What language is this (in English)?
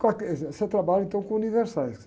Portuguese